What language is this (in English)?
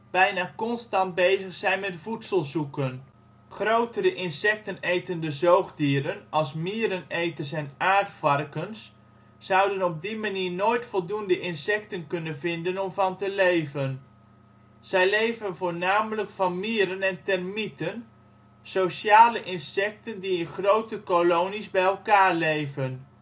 Dutch